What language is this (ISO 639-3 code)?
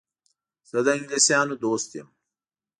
pus